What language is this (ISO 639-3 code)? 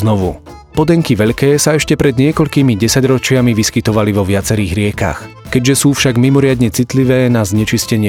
slk